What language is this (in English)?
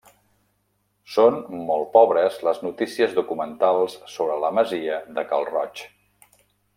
Catalan